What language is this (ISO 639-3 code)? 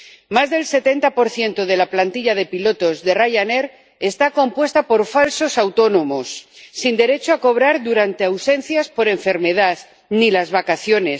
spa